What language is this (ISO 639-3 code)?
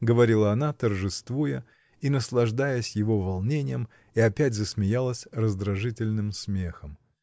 rus